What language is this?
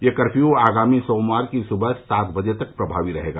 Hindi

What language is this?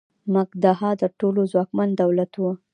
Pashto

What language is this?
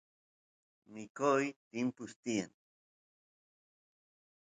Santiago del Estero Quichua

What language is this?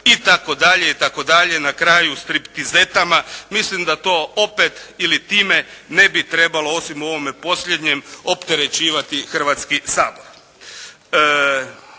Croatian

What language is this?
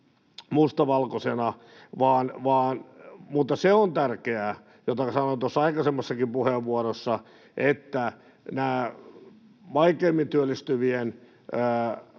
Finnish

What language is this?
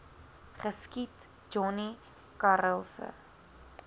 Afrikaans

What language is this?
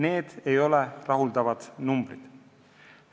Estonian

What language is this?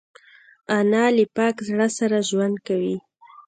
Pashto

